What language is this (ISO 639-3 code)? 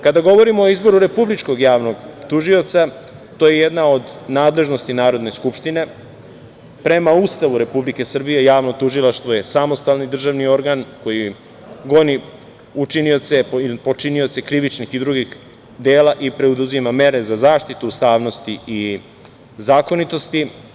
srp